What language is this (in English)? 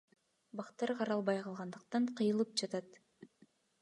Kyrgyz